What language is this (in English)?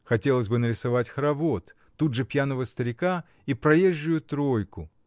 Russian